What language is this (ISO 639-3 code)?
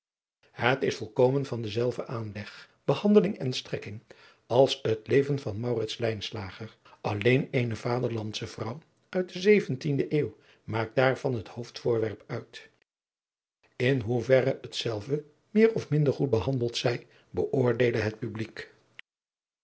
nld